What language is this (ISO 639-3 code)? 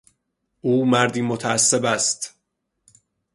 fas